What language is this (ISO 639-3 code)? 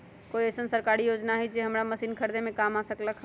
mag